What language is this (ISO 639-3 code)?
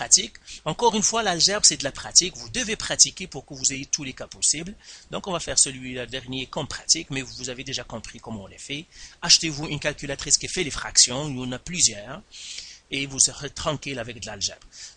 fra